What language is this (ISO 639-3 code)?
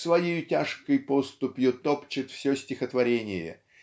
rus